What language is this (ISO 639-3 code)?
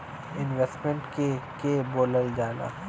bho